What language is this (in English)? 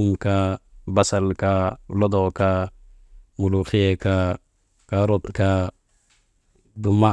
Maba